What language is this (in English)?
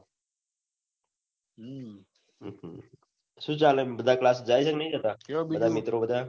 Gujarati